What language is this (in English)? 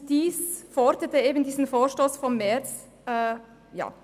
Swiss German